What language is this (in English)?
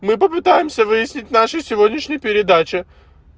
Russian